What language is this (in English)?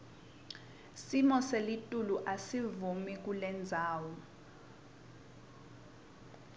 Swati